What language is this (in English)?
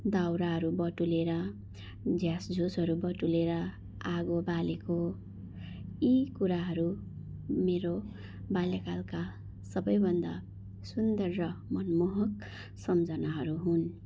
Nepali